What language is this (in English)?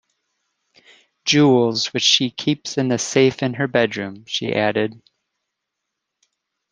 English